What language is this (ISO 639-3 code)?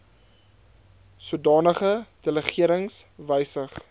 afr